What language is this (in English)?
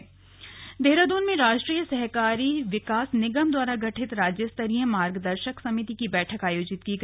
Hindi